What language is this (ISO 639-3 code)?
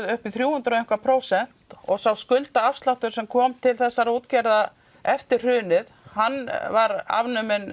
isl